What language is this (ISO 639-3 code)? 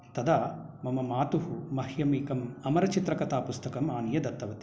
san